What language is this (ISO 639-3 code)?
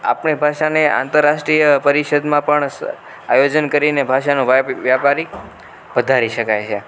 guj